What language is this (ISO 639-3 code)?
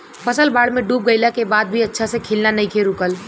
bho